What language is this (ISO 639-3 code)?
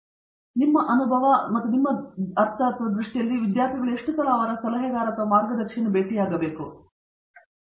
kan